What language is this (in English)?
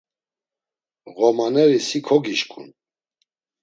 Laz